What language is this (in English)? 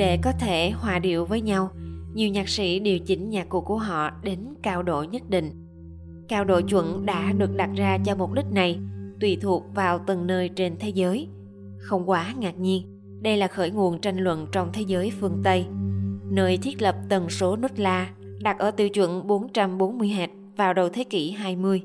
Vietnamese